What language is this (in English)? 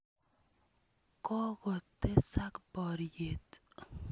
Kalenjin